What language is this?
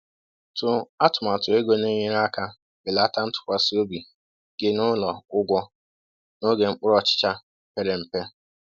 Igbo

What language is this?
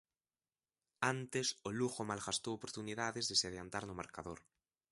Galician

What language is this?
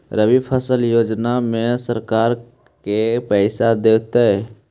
Magahi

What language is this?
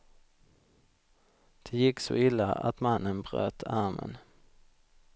Swedish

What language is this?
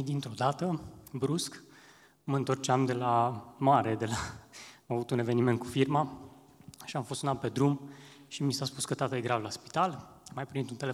Romanian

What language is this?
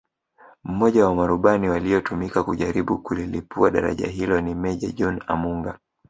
Swahili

